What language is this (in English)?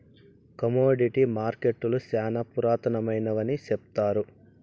Telugu